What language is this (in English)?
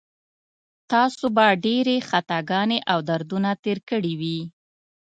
Pashto